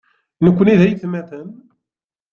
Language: Kabyle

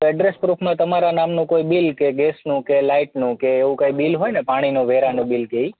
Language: Gujarati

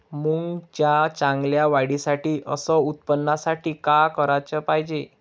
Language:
Marathi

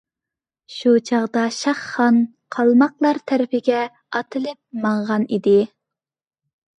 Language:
Uyghur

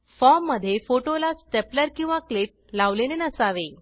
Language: Marathi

